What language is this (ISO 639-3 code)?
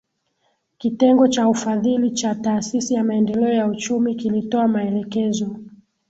swa